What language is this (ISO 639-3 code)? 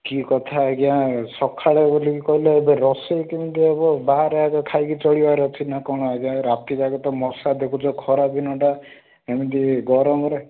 ori